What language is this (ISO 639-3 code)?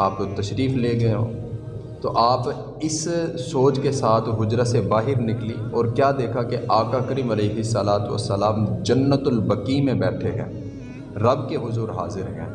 urd